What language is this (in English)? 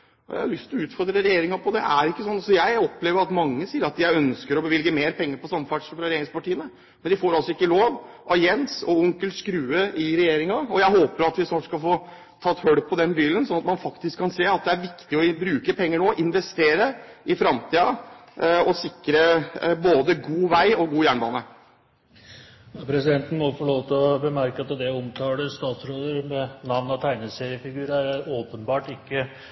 Norwegian Bokmål